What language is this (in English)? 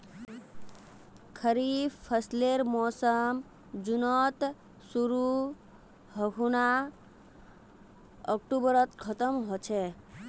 Magahi